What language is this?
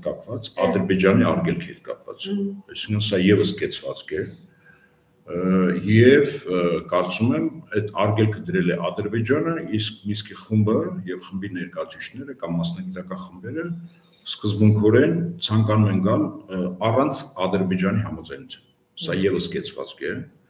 Romanian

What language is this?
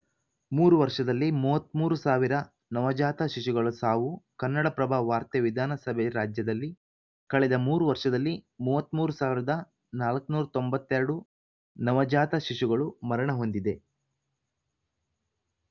Kannada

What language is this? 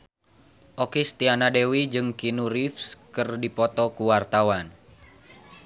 Sundanese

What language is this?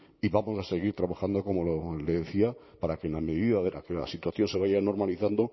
Spanish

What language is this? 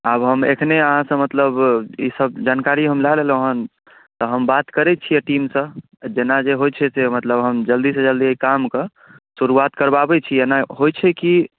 Maithili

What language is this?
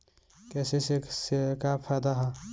Bhojpuri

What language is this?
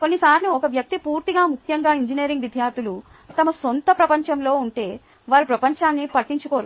Telugu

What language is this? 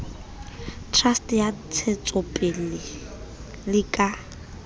Southern Sotho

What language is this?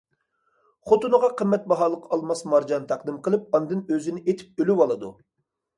Uyghur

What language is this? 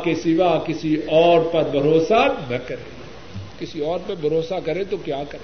Urdu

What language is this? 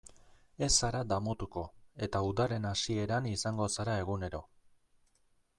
Basque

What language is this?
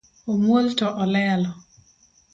Luo (Kenya and Tanzania)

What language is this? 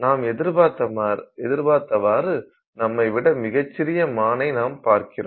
Tamil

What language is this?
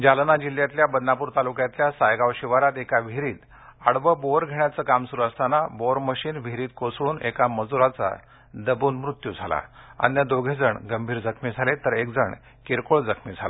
Marathi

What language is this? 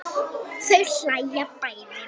Icelandic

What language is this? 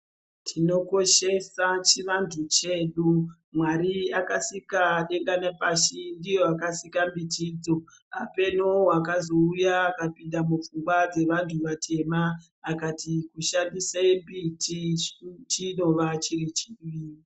Ndau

